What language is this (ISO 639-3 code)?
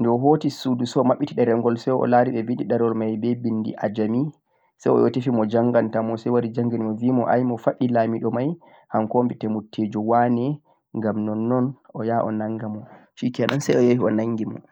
fuq